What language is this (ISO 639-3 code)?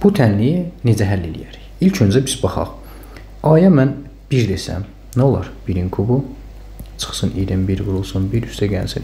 tur